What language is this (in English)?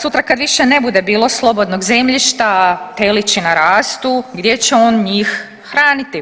Croatian